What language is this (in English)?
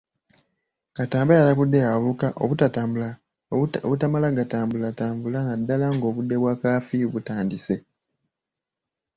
Ganda